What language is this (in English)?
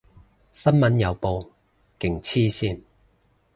Cantonese